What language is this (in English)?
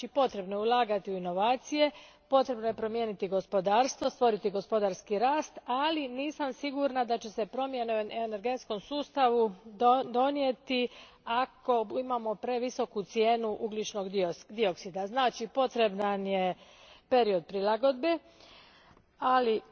Croatian